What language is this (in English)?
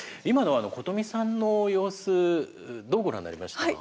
Japanese